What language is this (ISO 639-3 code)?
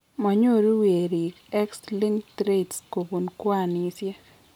kln